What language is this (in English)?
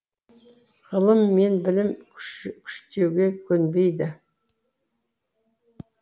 Kazakh